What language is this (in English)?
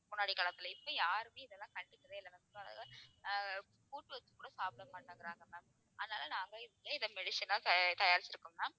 Tamil